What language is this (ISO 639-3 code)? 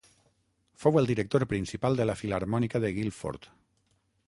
cat